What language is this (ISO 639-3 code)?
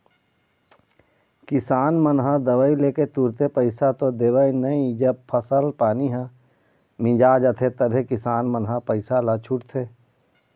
hne